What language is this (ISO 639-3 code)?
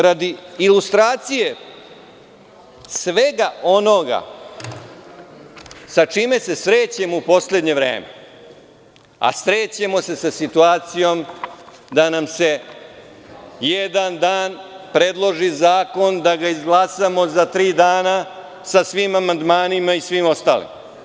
srp